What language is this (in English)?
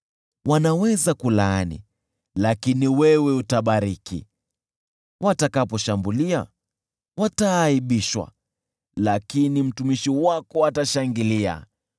Swahili